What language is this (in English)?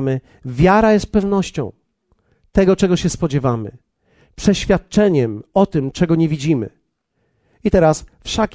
Polish